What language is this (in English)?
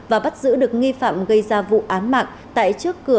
Vietnamese